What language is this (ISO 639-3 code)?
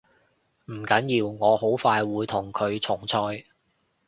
yue